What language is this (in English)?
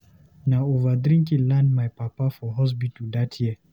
Nigerian Pidgin